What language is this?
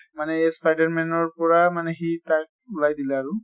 Assamese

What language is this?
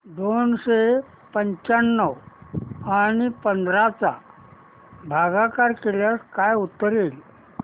Marathi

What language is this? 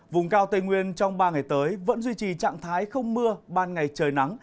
Vietnamese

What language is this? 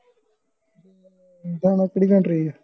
Punjabi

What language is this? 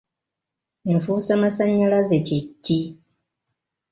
Ganda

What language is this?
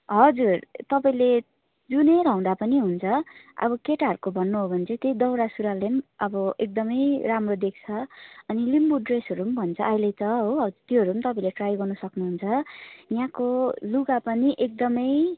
Nepali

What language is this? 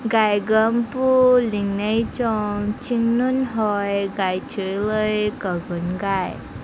Manipuri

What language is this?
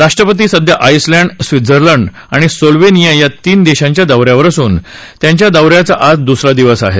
Marathi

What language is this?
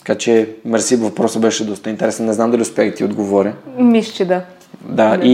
Bulgarian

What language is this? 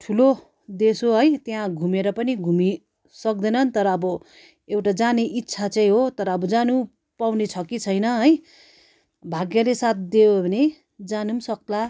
Nepali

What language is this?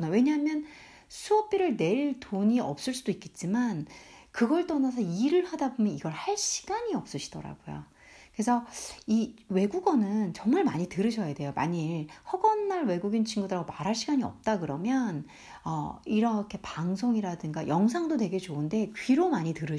Korean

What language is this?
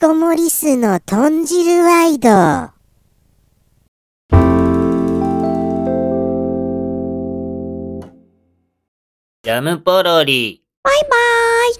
Japanese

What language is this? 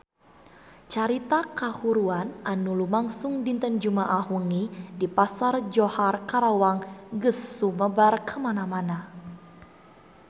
Sundanese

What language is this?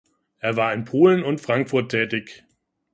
German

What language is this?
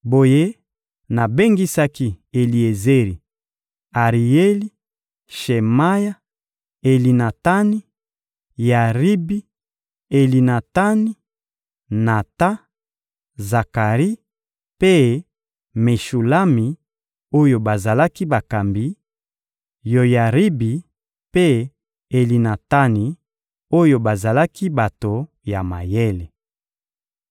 Lingala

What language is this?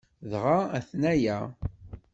Kabyle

